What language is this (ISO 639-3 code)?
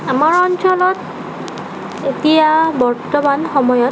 asm